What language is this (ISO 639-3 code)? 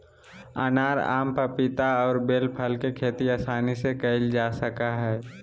mag